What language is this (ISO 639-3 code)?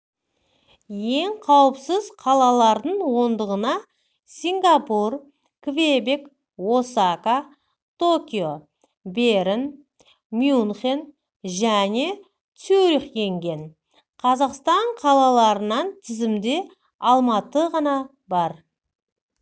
kaz